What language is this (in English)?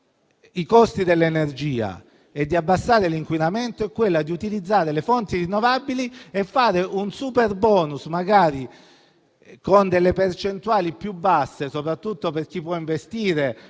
Italian